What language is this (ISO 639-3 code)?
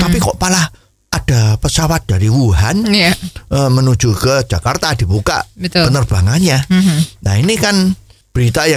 ind